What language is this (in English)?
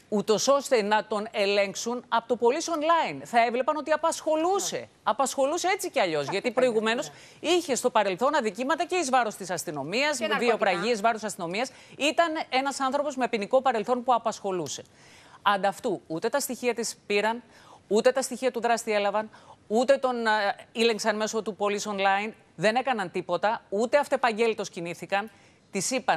Greek